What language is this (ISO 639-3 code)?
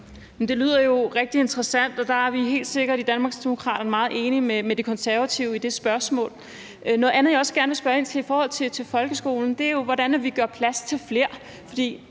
dan